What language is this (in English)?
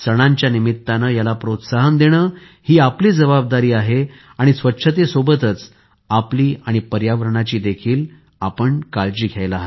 Marathi